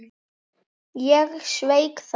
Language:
Icelandic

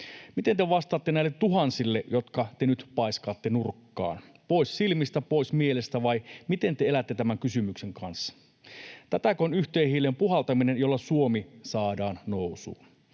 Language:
Finnish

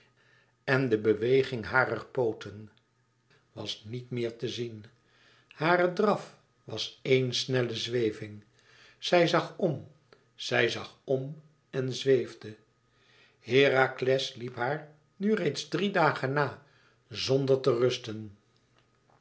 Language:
Dutch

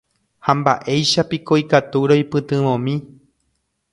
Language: Guarani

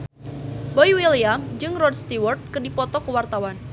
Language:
Sundanese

